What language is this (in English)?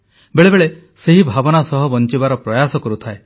Odia